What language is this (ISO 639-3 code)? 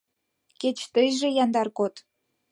chm